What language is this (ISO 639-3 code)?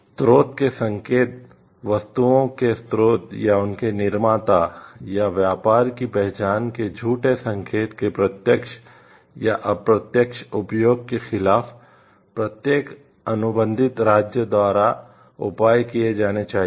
hin